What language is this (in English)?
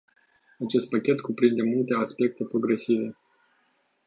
Romanian